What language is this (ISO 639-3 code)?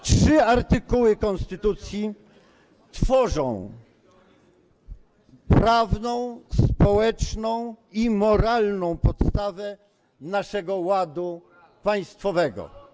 pol